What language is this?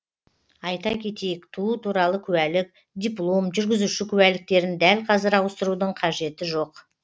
Kazakh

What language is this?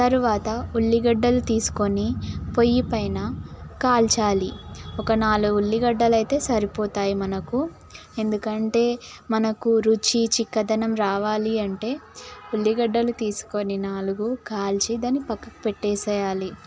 Telugu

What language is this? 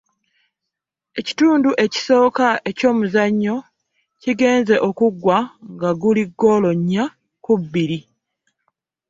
Ganda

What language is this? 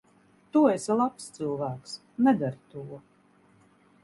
Latvian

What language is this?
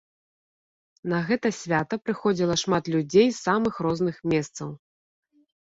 Belarusian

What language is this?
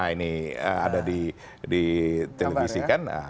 Indonesian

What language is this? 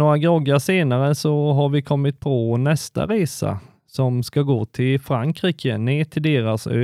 Swedish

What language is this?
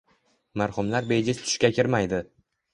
Uzbek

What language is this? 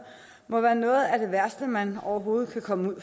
Danish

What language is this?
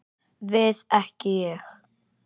Icelandic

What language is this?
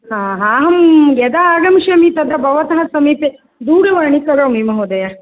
Sanskrit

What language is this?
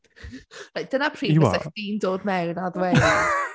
Welsh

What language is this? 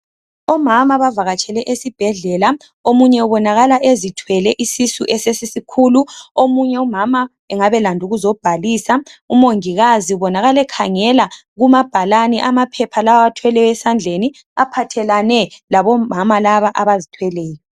North Ndebele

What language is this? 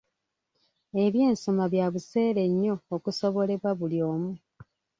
Ganda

